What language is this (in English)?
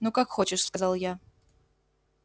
Russian